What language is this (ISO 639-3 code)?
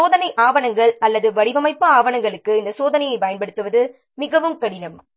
tam